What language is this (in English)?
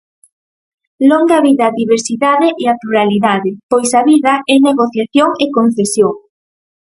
Galician